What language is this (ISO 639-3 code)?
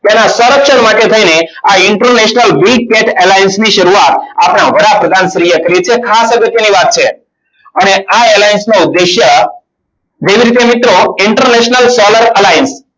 guj